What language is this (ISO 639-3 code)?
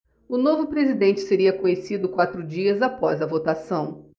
por